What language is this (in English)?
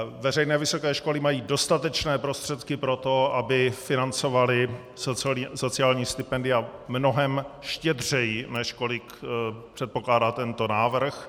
Czech